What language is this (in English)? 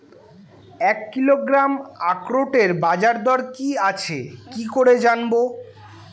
Bangla